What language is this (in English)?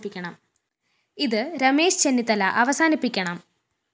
Malayalam